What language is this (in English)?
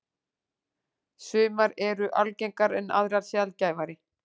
Icelandic